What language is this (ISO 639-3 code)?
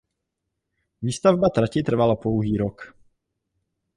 ces